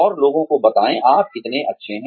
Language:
Hindi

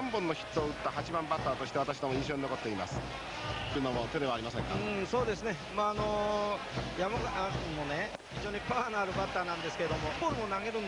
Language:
Japanese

